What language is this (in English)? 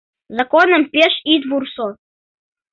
Mari